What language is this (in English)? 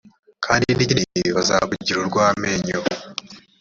Kinyarwanda